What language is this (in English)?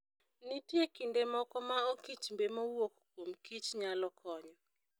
Luo (Kenya and Tanzania)